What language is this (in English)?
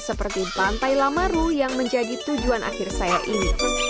Indonesian